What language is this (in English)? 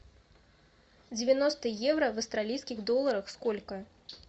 Russian